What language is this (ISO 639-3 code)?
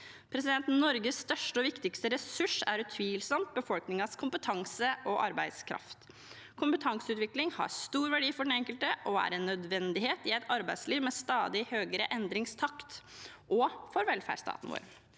nor